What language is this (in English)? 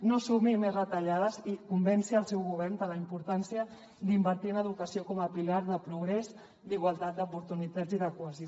Catalan